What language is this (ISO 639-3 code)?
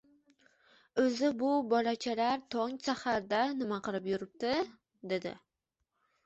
uzb